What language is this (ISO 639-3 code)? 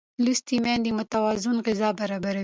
pus